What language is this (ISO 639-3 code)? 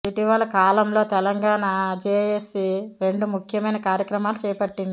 tel